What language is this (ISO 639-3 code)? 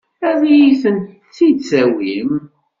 kab